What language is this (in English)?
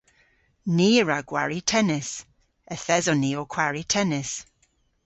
Cornish